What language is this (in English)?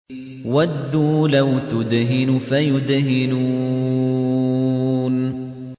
Arabic